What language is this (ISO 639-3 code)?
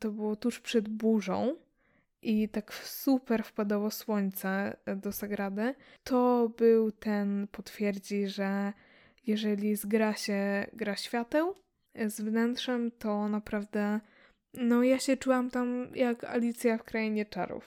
pol